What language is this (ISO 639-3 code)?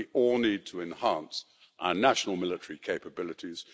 eng